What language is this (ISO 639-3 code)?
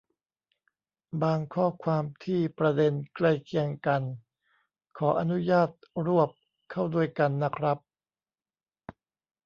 tha